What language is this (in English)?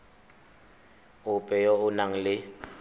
Tswana